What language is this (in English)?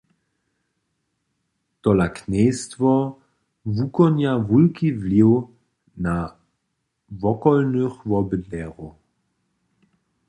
Upper Sorbian